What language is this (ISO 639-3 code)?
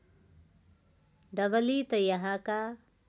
nep